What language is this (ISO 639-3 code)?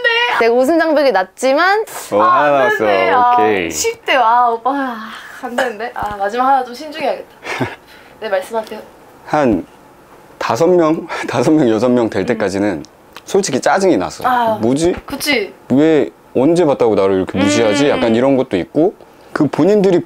kor